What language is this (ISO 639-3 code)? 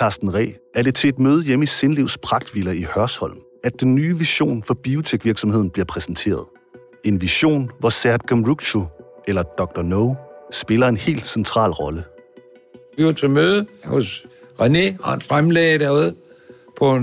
dan